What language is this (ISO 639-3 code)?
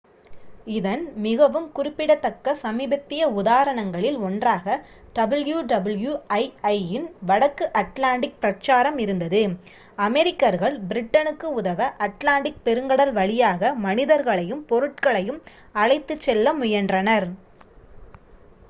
tam